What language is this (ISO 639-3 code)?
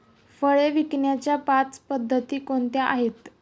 mar